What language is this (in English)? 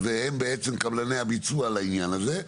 Hebrew